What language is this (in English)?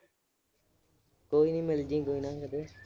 Punjabi